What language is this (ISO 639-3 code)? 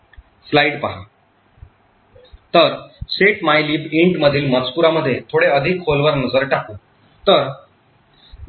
mar